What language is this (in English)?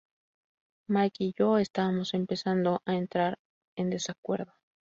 Spanish